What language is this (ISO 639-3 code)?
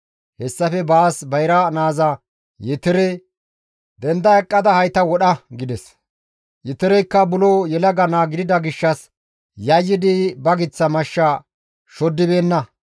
gmv